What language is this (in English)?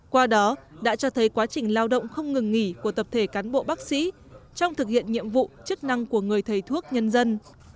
Vietnamese